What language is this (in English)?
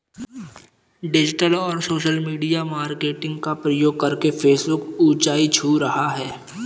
Hindi